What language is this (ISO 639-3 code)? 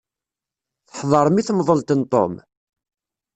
kab